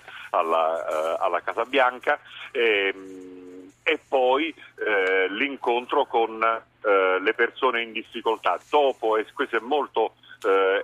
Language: Italian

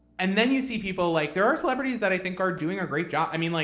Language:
English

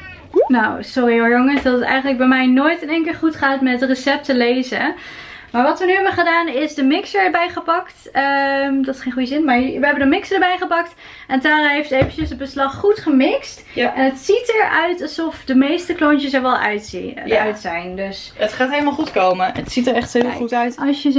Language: Dutch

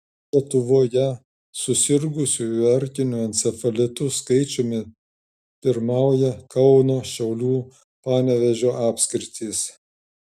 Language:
Lithuanian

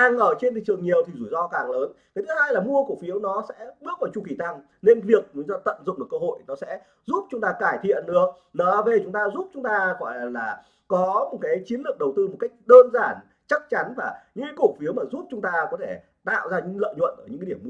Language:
Vietnamese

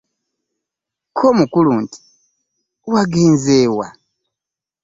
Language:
Ganda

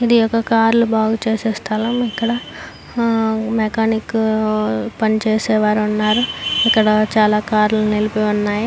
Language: Telugu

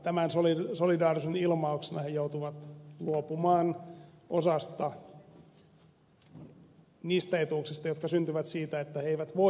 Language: Finnish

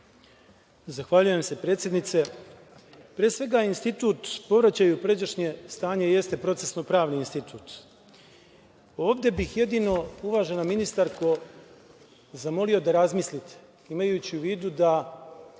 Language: Serbian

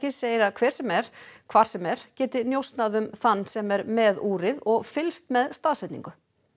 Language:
Icelandic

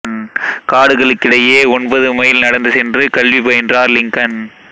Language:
Tamil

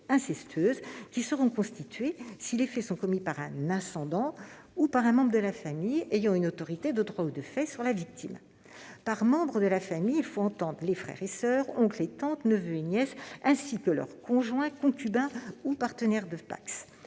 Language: French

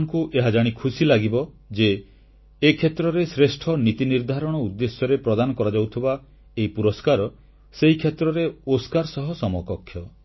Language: Odia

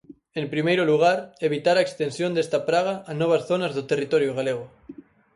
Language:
Galician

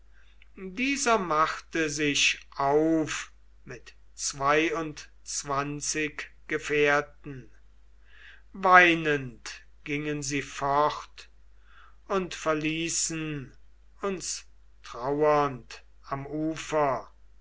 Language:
German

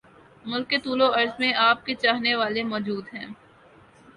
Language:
Urdu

